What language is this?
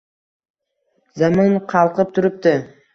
Uzbek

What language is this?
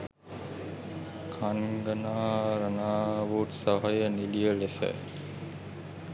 Sinhala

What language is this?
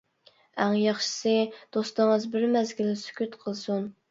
Uyghur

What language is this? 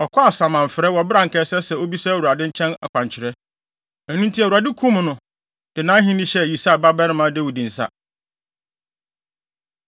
Akan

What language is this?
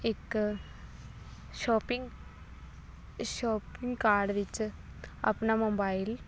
Punjabi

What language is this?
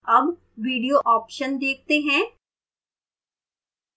Hindi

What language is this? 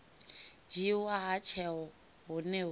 Venda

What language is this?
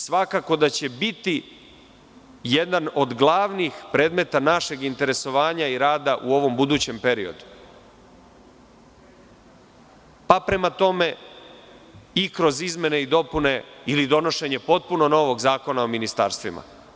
Serbian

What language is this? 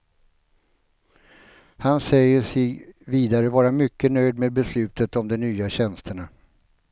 Swedish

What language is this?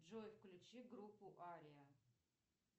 Russian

